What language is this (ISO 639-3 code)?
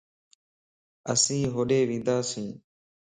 lss